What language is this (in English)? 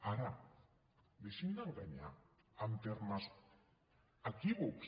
Catalan